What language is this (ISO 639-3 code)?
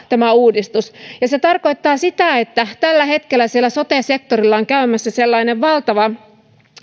fin